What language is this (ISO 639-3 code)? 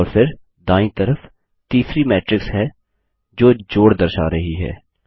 hin